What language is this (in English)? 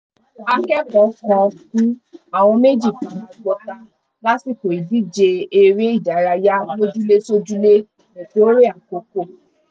Yoruba